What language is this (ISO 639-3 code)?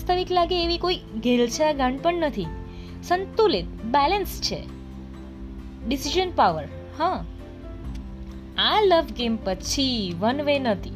guj